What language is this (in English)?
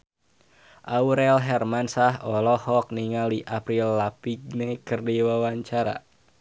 Sundanese